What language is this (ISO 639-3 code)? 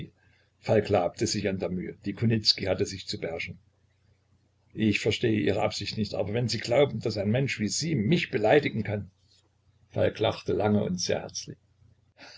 deu